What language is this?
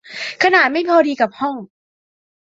Thai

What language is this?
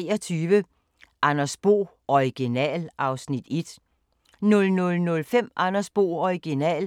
Danish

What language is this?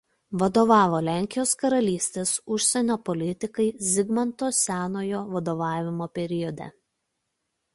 Lithuanian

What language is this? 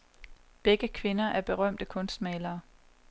Danish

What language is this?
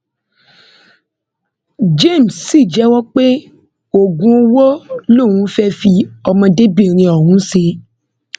Yoruba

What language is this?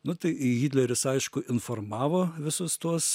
Lithuanian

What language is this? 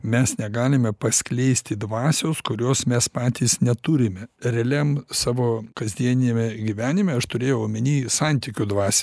Lithuanian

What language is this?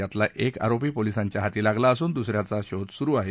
Marathi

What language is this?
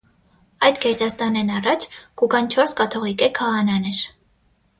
Armenian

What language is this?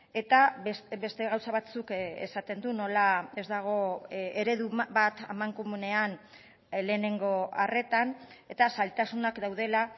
Basque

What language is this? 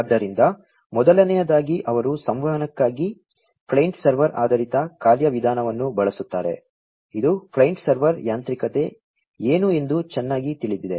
Kannada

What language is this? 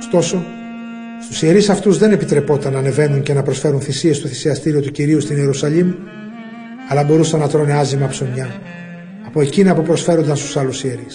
Greek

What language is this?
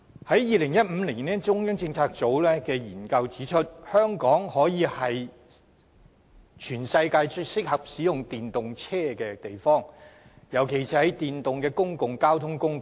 Cantonese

